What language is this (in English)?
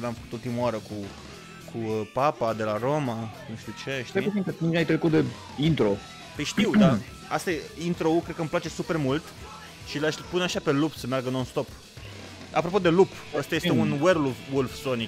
Romanian